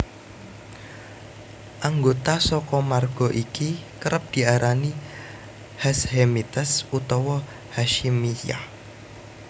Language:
Javanese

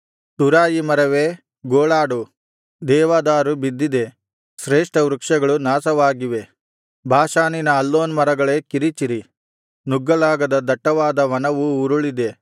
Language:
Kannada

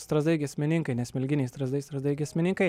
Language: Lithuanian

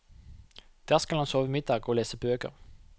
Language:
Norwegian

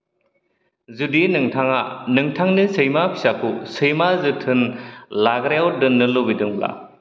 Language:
Bodo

